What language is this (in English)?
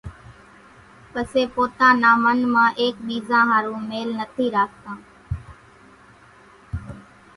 Kachi Koli